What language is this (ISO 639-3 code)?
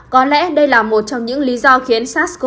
vie